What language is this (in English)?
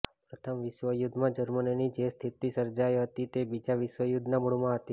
Gujarati